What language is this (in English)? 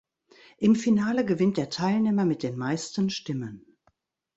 German